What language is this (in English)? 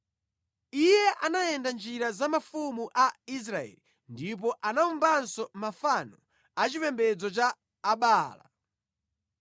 Nyanja